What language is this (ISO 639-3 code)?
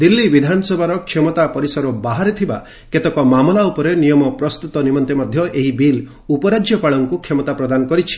ori